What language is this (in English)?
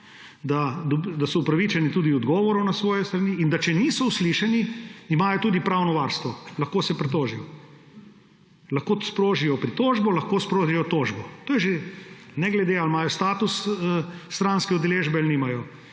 Slovenian